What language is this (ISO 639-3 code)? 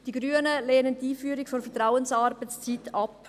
gsw